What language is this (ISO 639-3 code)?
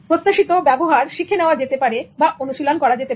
ben